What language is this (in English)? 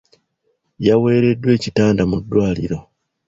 Ganda